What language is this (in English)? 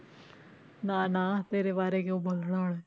Punjabi